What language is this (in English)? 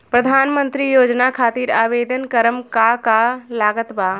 Bhojpuri